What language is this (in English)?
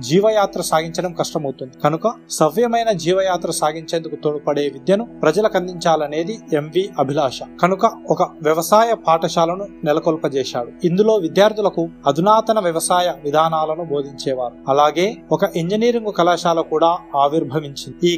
Telugu